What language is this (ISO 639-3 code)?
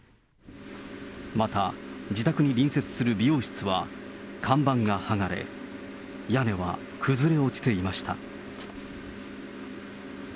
jpn